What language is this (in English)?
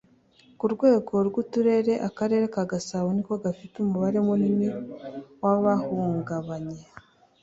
Kinyarwanda